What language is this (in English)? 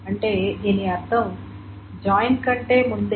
Telugu